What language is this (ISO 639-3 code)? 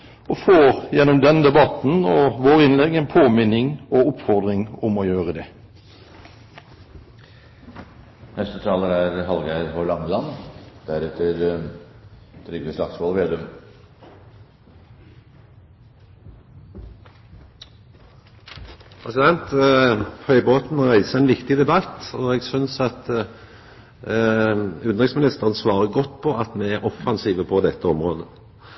nor